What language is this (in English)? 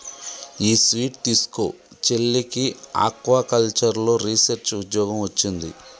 Telugu